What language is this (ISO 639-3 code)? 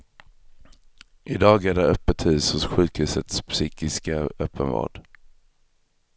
swe